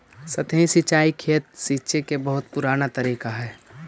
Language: Magahi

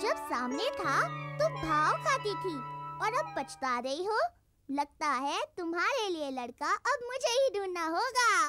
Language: Hindi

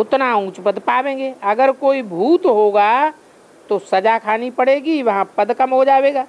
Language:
Hindi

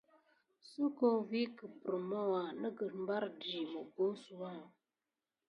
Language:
Gidar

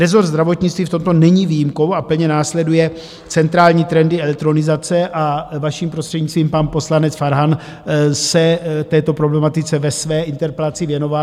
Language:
Czech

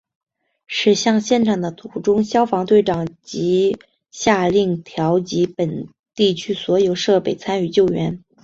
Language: Chinese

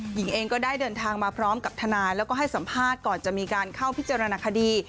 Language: Thai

